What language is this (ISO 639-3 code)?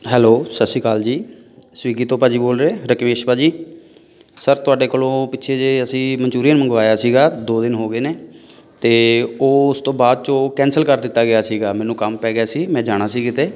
pan